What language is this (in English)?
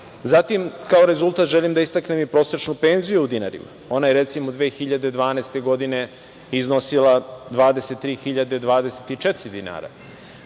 Serbian